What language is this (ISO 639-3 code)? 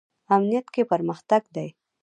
pus